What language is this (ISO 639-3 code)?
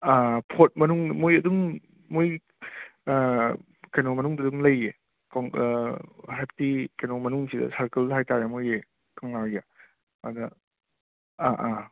mni